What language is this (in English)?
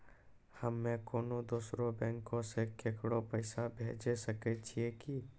Maithili